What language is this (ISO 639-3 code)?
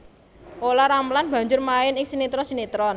jav